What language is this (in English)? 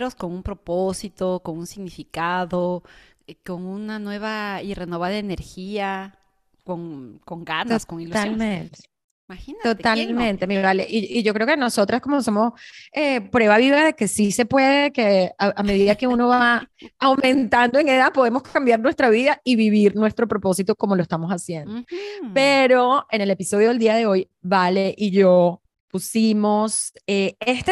Spanish